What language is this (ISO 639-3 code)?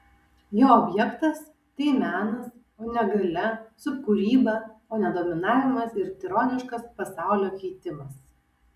lit